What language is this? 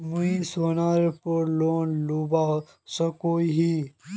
Magahi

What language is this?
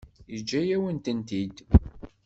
Kabyle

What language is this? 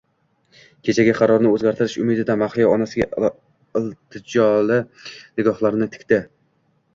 Uzbek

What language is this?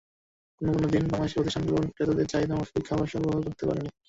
Bangla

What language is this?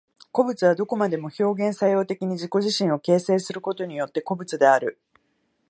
Japanese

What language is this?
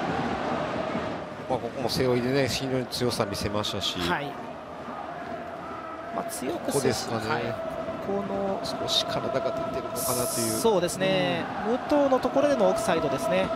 Japanese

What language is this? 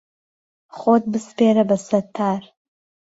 Central Kurdish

